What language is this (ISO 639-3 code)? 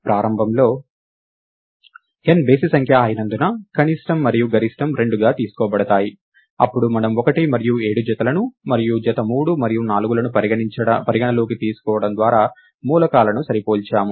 tel